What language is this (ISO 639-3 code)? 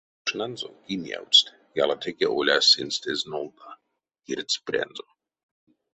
myv